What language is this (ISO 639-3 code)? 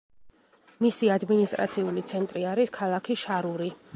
kat